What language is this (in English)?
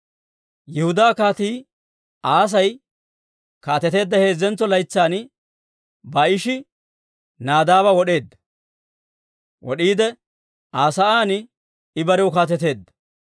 Dawro